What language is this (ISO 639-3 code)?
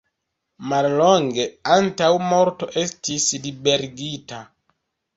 epo